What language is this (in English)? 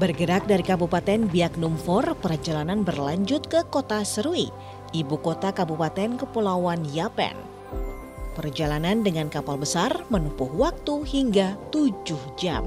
Indonesian